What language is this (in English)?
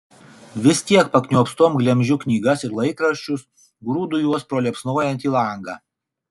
Lithuanian